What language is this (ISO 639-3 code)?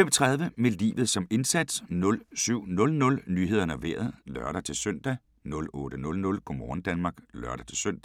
dan